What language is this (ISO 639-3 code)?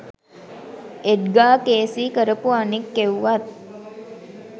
sin